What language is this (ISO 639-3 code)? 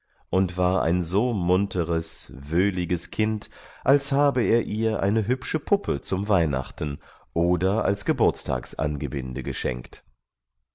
deu